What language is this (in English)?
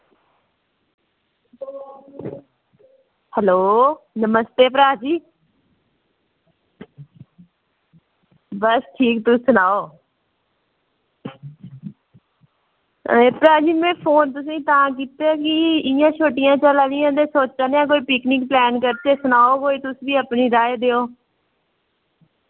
Dogri